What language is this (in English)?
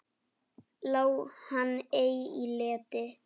Icelandic